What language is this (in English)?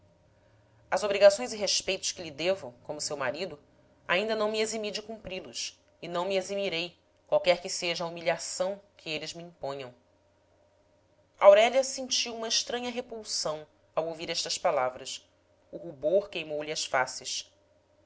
Portuguese